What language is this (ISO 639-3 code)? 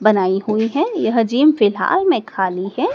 hin